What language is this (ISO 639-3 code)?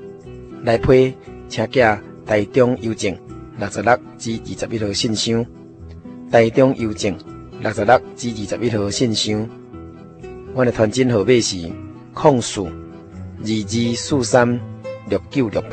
zho